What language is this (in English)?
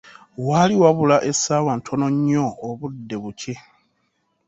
Ganda